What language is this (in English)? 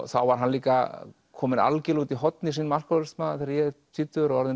Icelandic